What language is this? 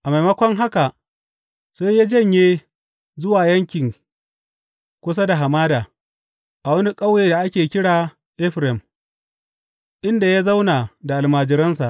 Hausa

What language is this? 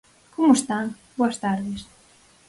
Galician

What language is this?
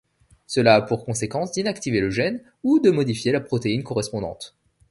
French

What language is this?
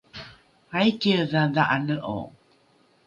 Rukai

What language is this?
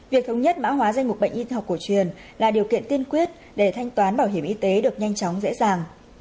Vietnamese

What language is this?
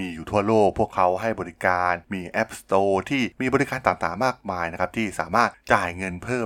Thai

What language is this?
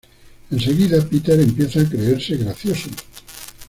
Spanish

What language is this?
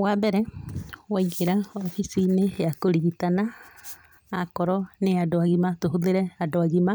Kikuyu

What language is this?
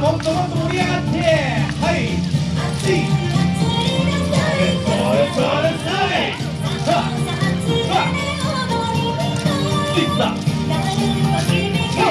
Japanese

